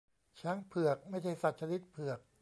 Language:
Thai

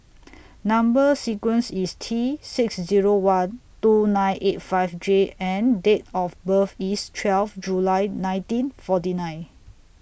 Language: English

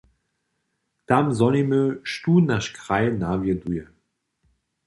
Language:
Upper Sorbian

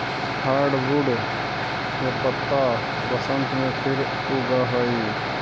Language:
Magahi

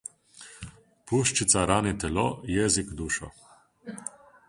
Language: Slovenian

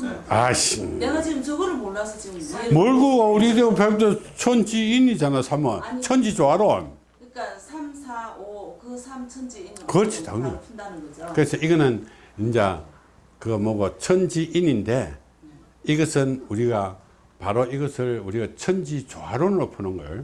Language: Korean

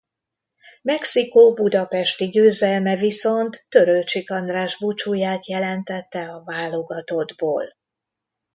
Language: Hungarian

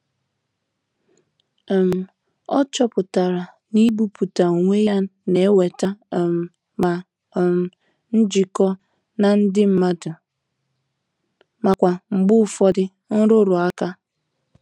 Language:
Igbo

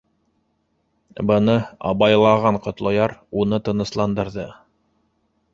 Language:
Bashkir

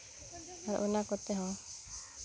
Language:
Santali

